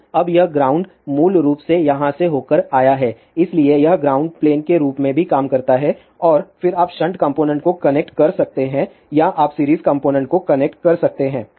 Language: Hindi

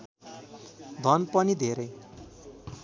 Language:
Nepali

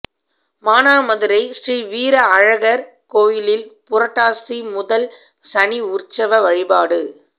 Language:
Tamil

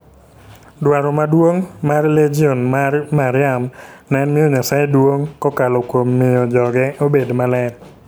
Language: Luo (Kenya and Tanzania)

